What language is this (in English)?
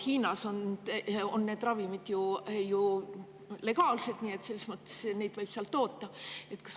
Estonian